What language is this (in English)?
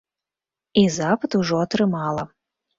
Belarusian